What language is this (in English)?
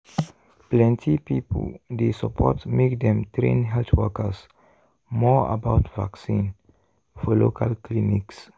Nigerian Pidgin